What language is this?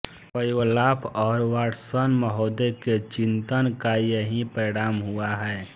Hindi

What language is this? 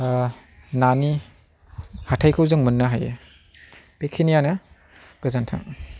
Bodo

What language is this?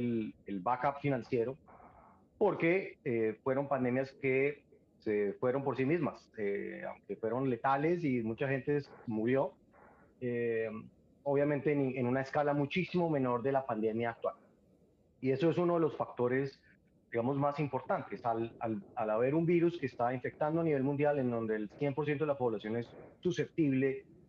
Spanish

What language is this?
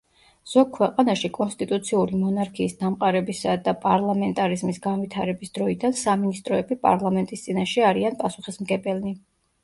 Georgian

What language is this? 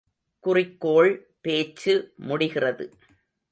Tamil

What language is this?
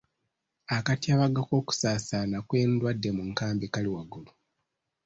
Ganda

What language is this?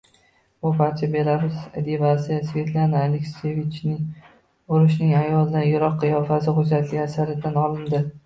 Uzbek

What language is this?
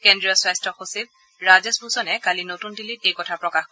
Assamese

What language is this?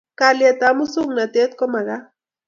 Kalenjin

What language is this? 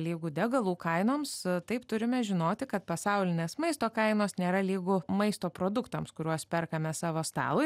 Lithuanian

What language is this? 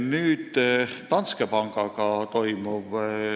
Estonian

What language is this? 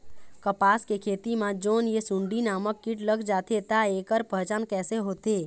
Chhattisgarhi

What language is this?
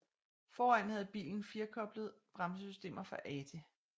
Danish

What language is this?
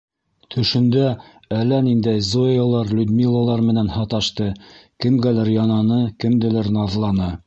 Bashkir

